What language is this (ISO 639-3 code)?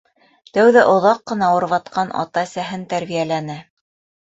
bak